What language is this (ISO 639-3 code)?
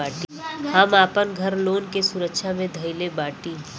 bho